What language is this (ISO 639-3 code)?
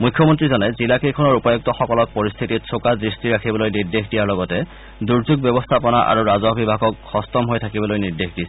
asm